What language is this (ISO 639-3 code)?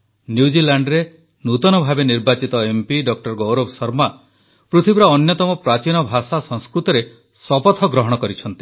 ori